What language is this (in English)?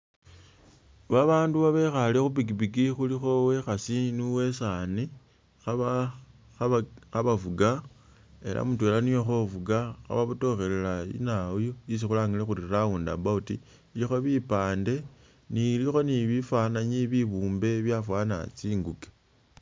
Masaaba